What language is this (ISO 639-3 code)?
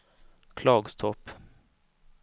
swe